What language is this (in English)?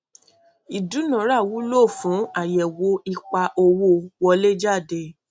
Yoruba